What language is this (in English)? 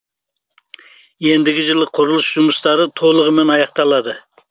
Kazakh